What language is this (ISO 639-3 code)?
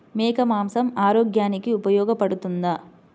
tel